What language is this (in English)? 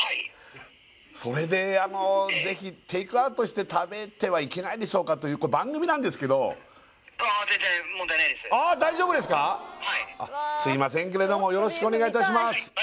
Japanese